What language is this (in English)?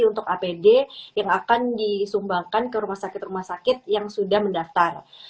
Indonesian